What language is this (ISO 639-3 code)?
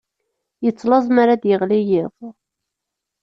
kab